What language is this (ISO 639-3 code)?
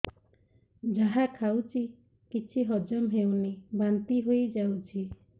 ori